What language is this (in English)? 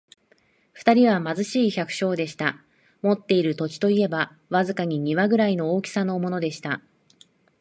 Japanese